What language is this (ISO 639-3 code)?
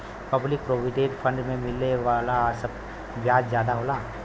bho